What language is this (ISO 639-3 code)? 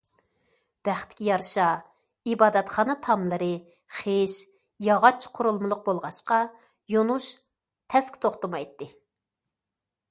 uig